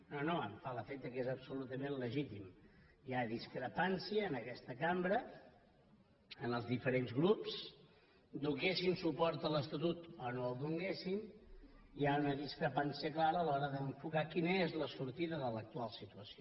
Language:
Catalan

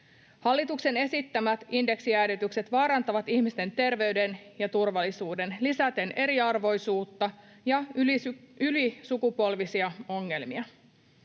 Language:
Finnish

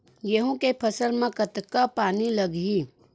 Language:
Chhattisgarhi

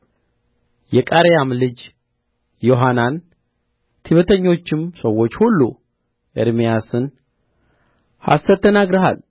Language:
Amharic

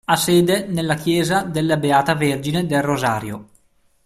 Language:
Italian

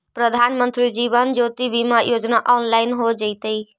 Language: Magahi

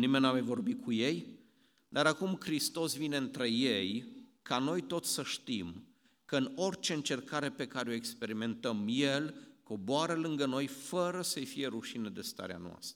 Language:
Romanian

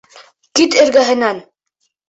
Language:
Bashkir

